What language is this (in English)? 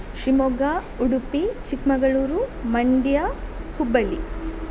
Kannada